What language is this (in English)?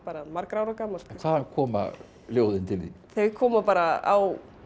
Icelandic